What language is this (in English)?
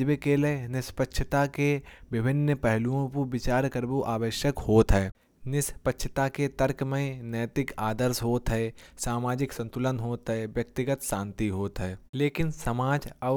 Kanauji